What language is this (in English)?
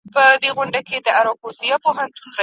Pashto